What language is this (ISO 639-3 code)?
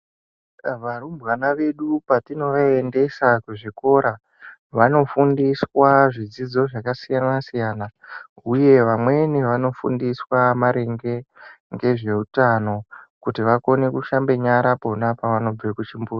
ndc